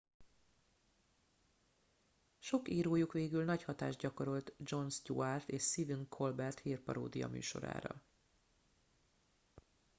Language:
Hungarian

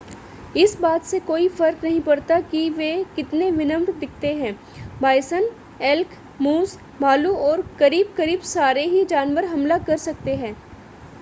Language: Hindi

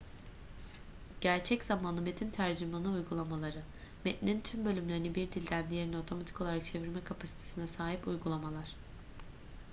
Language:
Turkish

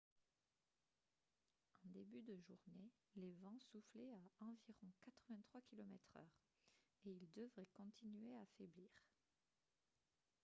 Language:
French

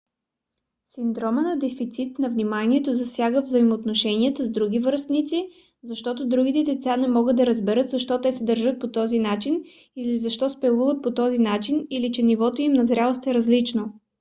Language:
Bulgarian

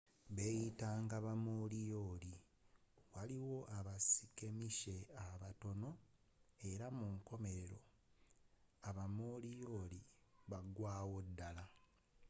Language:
Ganda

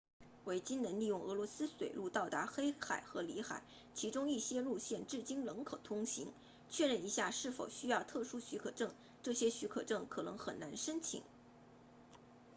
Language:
Chinese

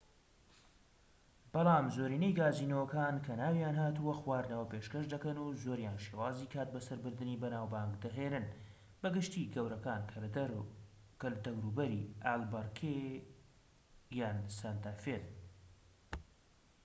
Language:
Central Kurdish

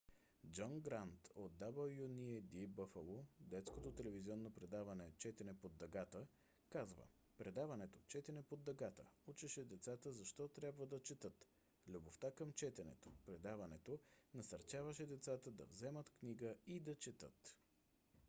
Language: Bulgarian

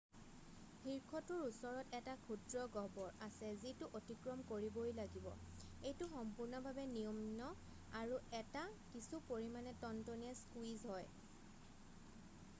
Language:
Assamese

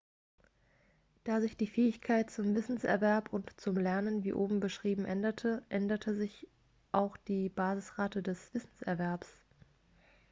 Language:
German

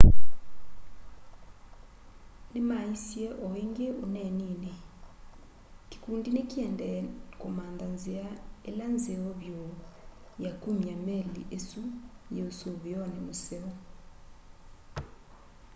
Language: Kamba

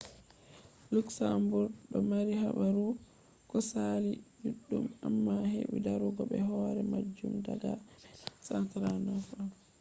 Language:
Fula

